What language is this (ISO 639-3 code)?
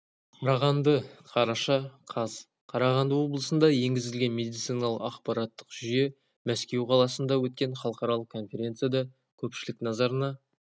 kaz